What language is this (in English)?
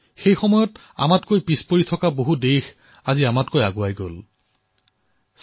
Assamese